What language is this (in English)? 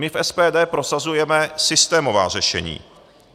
Czech